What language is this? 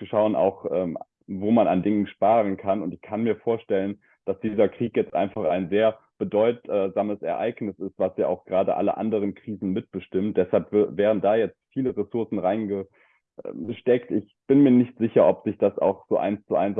German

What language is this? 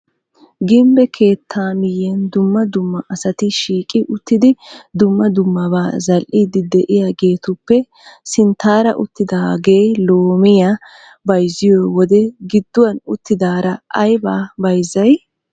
Wolaytta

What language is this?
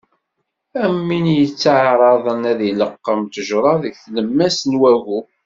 Kabyle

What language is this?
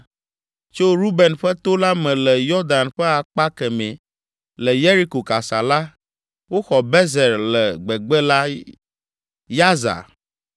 Ewe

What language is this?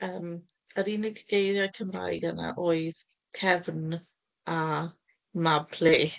Welsh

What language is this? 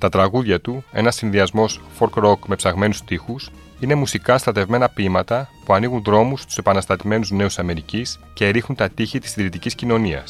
Greek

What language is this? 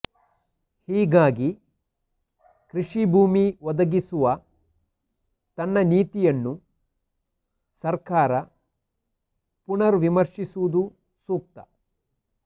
Kannada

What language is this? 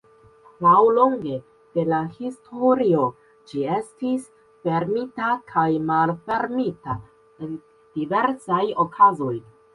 Esperanto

